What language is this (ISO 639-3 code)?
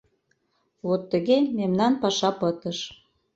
chm